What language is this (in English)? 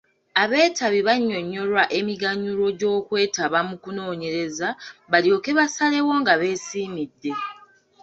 Ganda